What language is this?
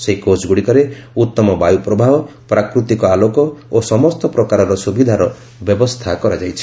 Odia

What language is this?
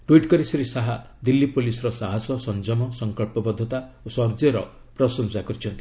Odia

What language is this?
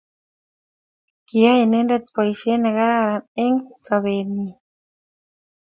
Kalenjin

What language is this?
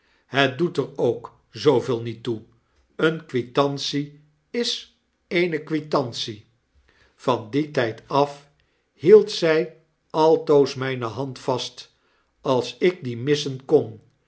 Dutch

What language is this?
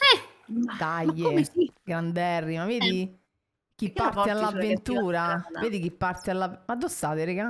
Italian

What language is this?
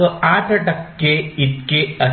Marathi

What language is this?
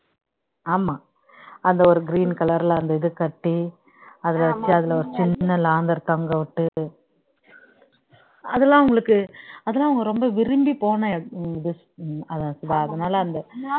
Tamil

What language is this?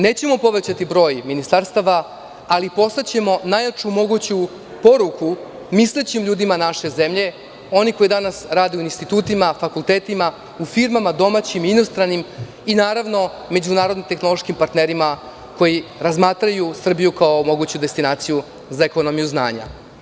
Serbian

